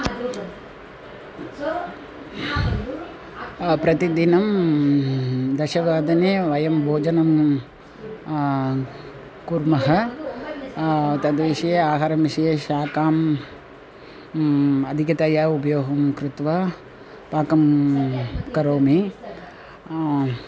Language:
Sanskrit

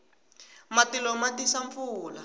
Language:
Tsonga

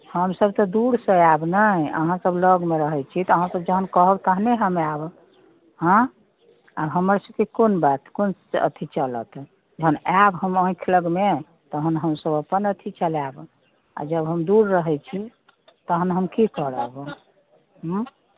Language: Maithili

